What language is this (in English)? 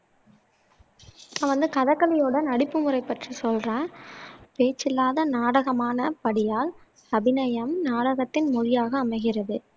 Tamil